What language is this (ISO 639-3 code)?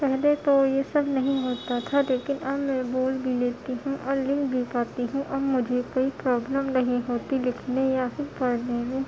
urd